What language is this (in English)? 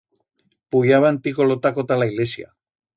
Aragonese